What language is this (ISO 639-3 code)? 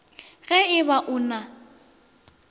nso